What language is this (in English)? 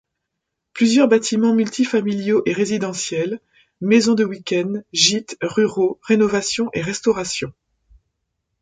French